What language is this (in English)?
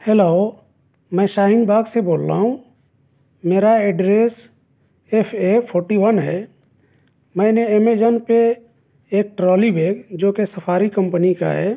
Urdu